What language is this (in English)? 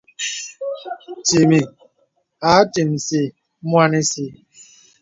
Bebele